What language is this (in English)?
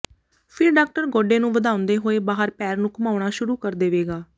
Punjabi